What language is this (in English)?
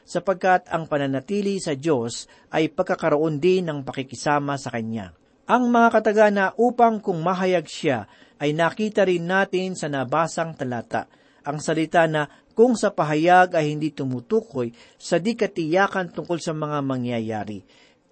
Filipino